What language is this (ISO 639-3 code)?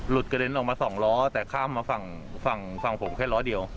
tha